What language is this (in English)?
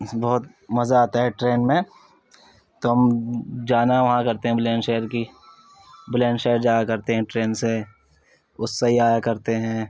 Urdu